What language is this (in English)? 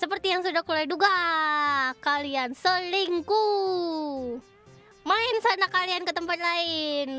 Indonesian